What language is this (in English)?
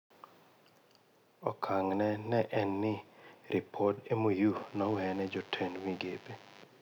Luo (Kenya and Tanzania)